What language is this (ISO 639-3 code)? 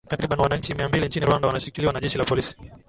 swa